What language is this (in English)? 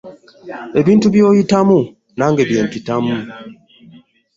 Ganda